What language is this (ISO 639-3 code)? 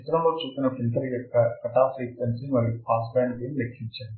tel